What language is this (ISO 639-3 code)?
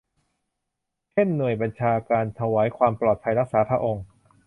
tha